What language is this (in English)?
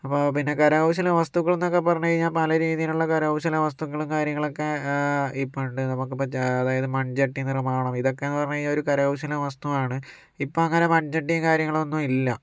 Malayalam